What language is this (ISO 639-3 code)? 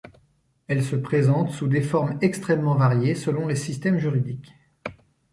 fra